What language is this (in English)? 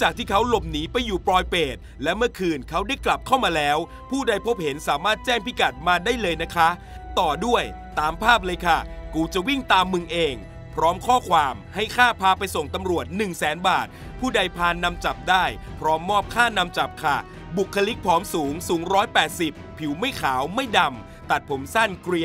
Thai